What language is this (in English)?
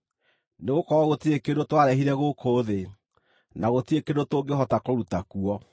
Kikuyu